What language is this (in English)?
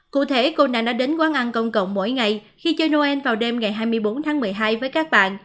Vietnamese